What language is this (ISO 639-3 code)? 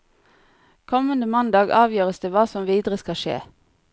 nor